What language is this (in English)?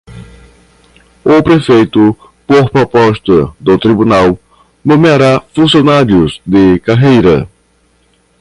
Portuguese